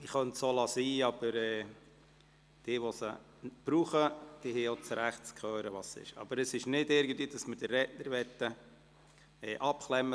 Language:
Swiss German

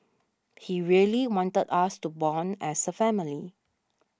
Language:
English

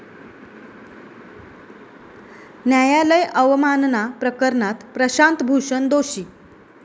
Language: Marathi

